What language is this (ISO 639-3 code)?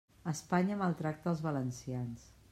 cat